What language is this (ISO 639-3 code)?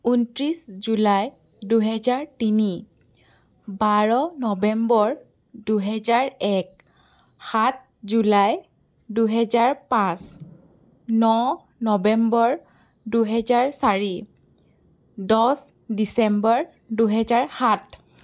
asm